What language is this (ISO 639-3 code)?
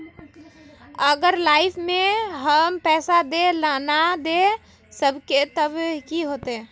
mag